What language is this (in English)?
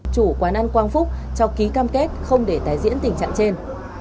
Vietnamese